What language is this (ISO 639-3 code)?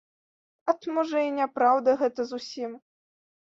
bel